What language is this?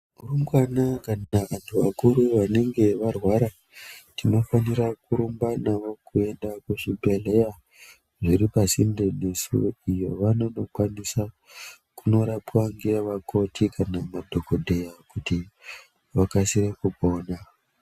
Ndau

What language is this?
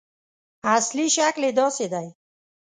Pashto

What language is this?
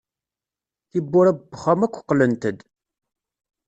Kabyle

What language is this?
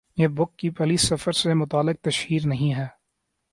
Urdu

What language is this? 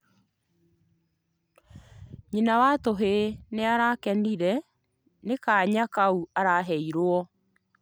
Kikuyu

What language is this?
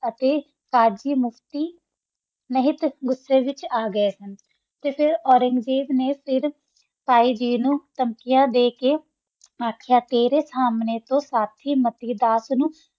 Punjabi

